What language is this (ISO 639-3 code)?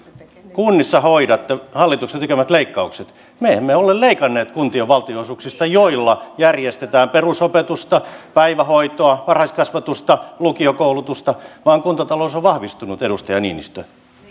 fin